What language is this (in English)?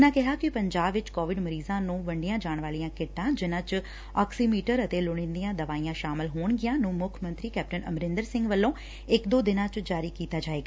Punjabi